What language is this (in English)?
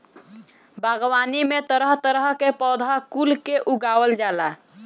Bhojpuri